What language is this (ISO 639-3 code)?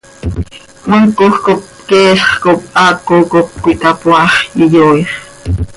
sei